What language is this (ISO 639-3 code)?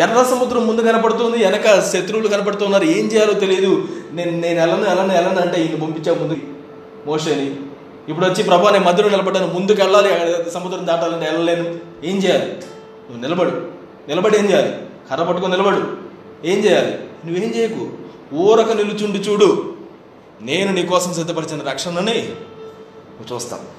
tel